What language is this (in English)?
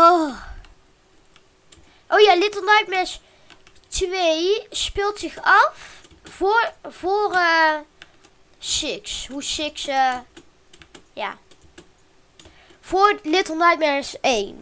Dutch